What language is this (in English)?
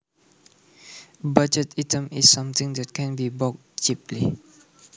Javanese